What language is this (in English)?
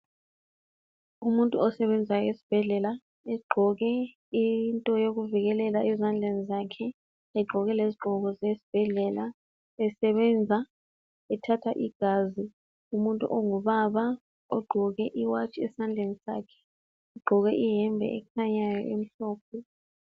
North Ndebele